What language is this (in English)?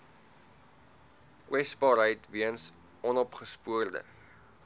Afrikaans